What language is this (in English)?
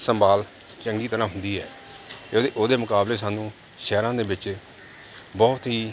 Punjabi